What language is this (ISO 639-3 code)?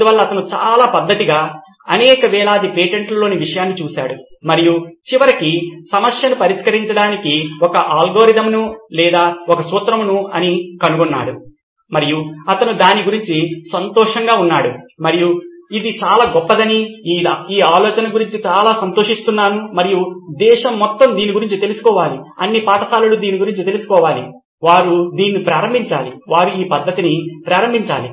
tel